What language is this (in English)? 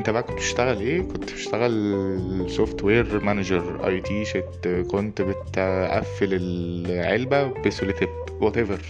Arabic